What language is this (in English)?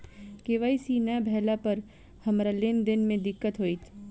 Maithili